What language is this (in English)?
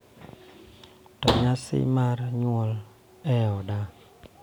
Luo (Kenya and Tanzania)